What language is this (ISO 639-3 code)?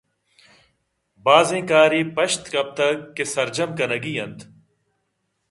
bgp